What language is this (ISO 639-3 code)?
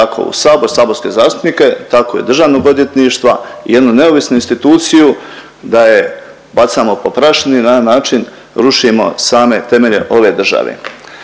hrv